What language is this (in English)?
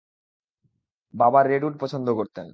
Bangla